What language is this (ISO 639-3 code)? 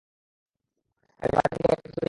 ben